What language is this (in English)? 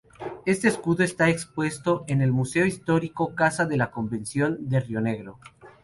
Spanish